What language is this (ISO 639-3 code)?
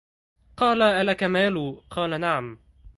ara